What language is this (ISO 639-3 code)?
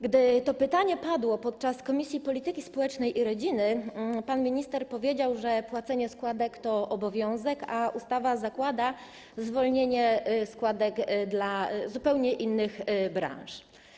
pol